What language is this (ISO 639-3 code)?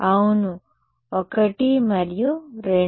tel